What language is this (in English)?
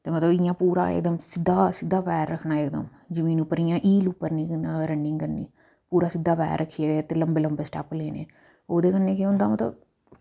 Dogri